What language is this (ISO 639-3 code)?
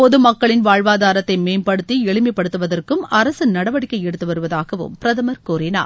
tam